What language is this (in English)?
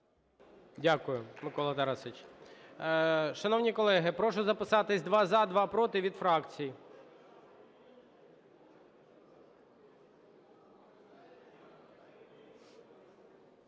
Ukrainian